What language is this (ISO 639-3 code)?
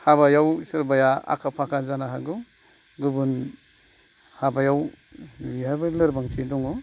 brx